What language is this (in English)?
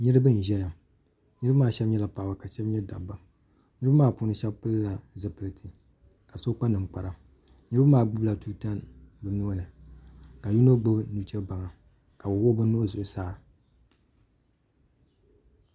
Dagbani